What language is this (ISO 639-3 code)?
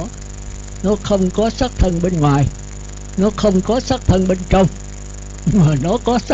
vie